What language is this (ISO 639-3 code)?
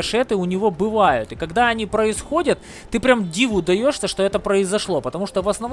rus